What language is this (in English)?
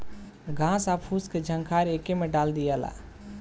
Bhojpuri